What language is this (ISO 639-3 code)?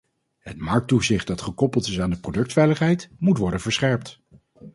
nld